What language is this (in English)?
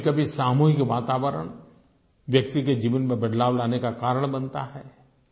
Hindi